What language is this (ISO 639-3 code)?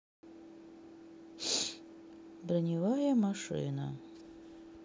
rus